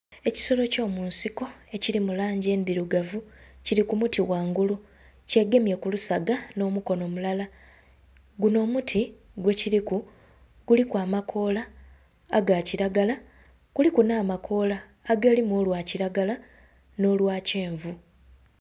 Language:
Soga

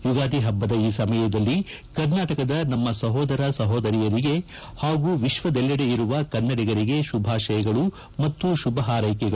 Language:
Kannada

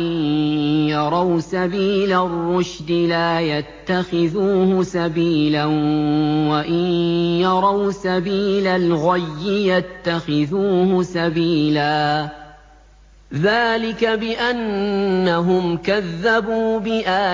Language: Arabic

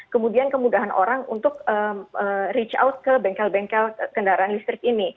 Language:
Indonesian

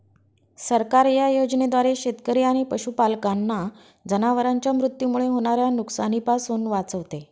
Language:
Marathi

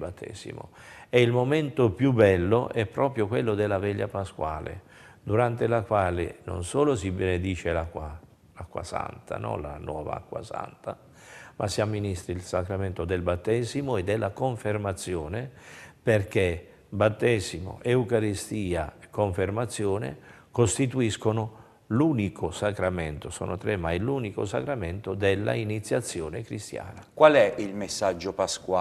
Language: Italian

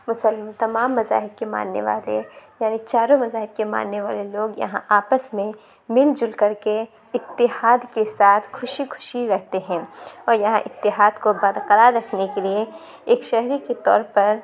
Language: Urdu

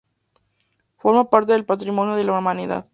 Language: Spanish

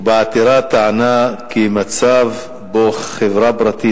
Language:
Hebrew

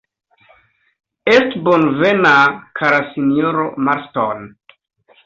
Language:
Esperanto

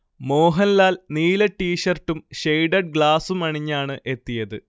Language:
Malayalam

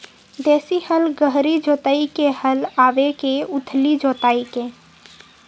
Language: Chhattisgarhi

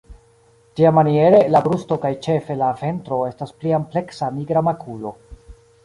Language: Esperanto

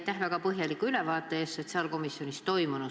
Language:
Estonian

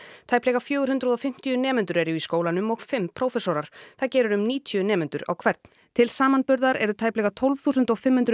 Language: Icelandic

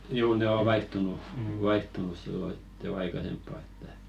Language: Finnish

